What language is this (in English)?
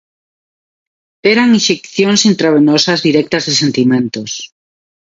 Galician